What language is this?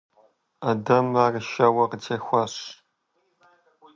Kabardian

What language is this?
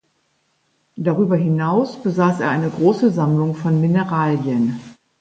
German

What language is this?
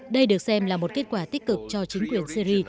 Vietnamese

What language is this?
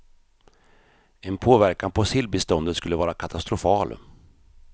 Swedish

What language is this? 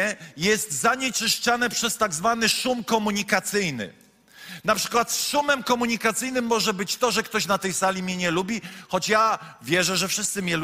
Polish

